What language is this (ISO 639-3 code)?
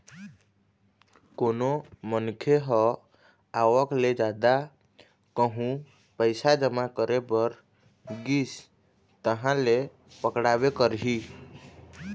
hne